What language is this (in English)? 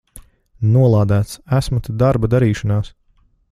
Latvian